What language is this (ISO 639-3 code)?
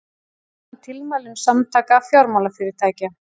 isl